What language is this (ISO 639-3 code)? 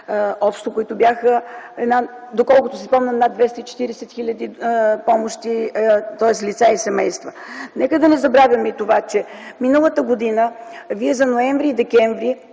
bul